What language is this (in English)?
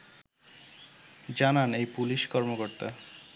Bangla